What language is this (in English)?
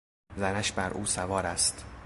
Persian